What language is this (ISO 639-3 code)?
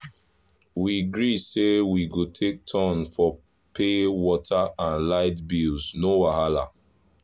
pcm